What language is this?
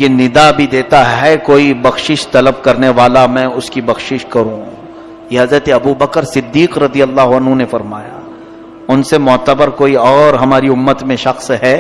Urdu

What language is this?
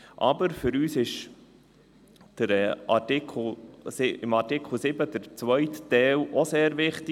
Swiss German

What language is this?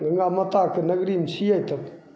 Maithili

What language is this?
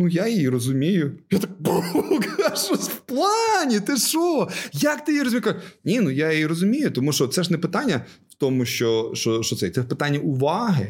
Ukrainian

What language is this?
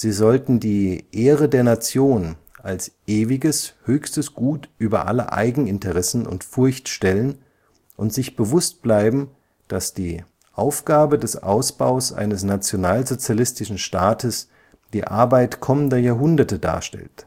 German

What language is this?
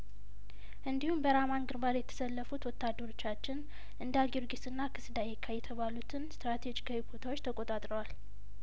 Amharic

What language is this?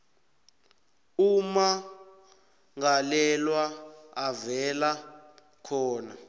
South Ndebele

